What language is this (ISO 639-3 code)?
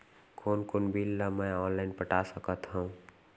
hne